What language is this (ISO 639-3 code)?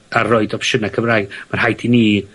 cym